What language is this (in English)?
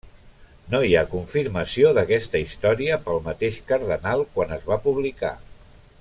Catalan